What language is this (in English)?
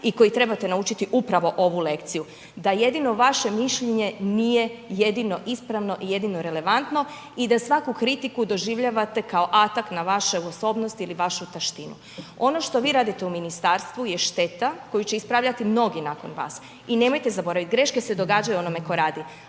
Croatian